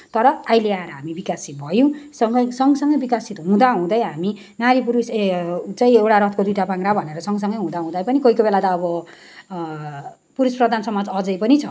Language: Nepali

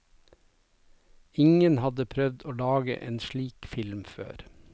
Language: Norwegian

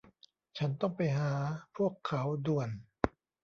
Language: Thai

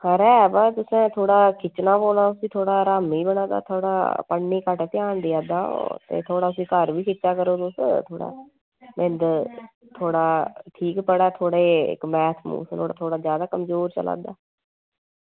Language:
Dogri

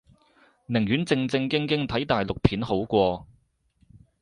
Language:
Cantonese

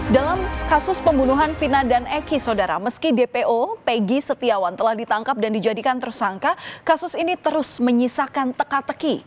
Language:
Indonesian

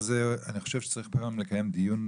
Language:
Hebrew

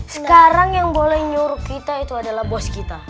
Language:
Indonesian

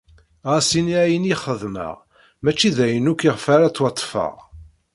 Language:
Kabyle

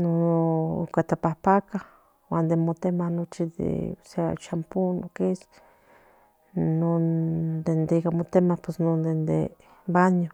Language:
Central Nahuatl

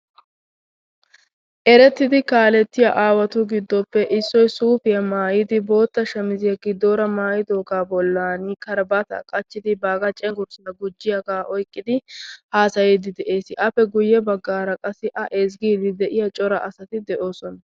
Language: Wolaytta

